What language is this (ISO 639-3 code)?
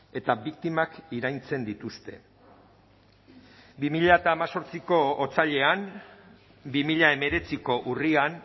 eus